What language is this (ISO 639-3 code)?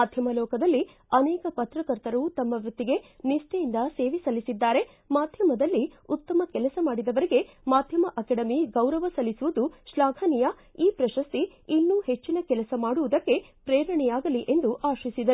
kan